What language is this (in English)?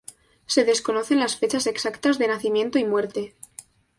Spanish